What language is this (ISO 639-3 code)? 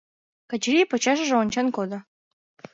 chm